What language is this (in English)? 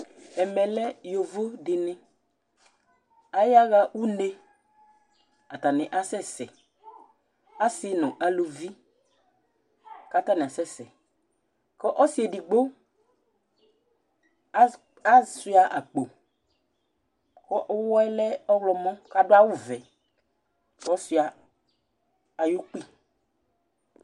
Ikposo